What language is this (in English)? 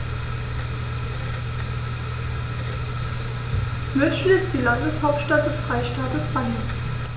German